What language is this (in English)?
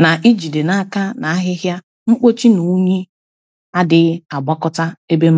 Igbo